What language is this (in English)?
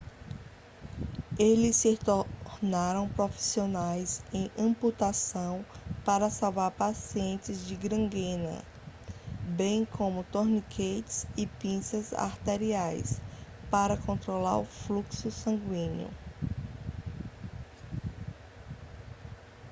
Portuguese